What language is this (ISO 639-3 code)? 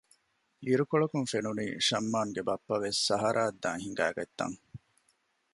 div